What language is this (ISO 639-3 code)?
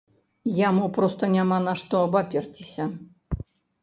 bel